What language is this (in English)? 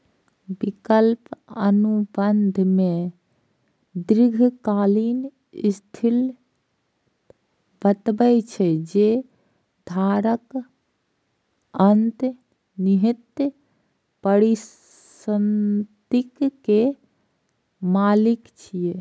Maithili